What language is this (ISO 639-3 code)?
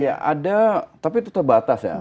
ind